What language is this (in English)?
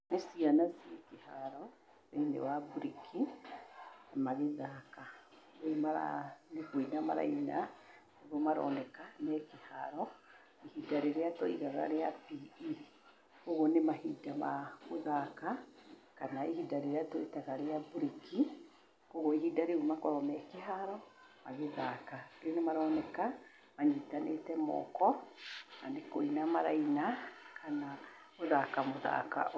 Kikuyu